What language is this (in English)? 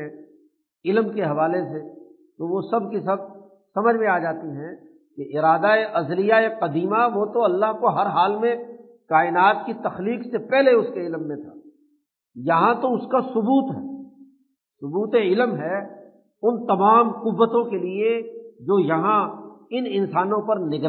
Urdu